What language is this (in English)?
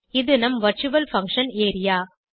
Tamil